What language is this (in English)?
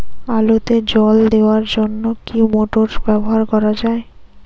Bangla